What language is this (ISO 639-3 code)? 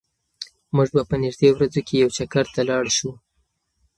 pus